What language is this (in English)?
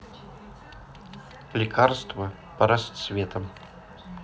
Russian